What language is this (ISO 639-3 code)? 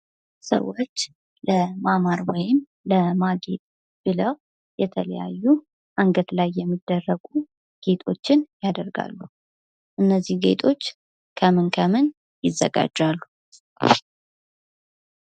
amh